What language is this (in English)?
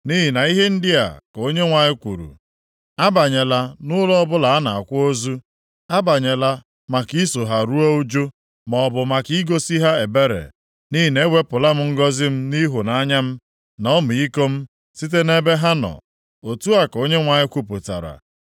Igbo